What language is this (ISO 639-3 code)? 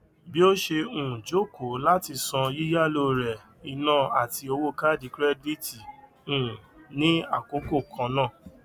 yor